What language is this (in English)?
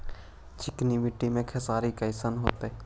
Magahi